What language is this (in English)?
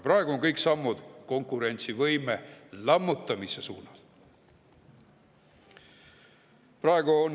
Estonian